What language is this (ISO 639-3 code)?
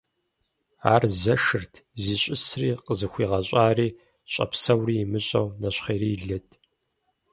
kbd